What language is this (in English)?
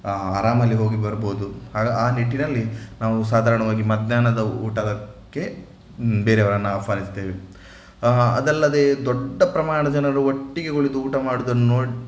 Kannada